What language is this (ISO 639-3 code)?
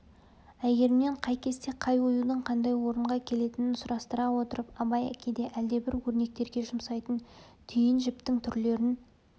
kaz